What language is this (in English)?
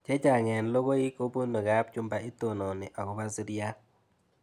Kalenjin